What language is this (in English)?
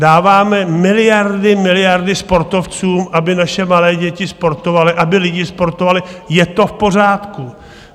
Czech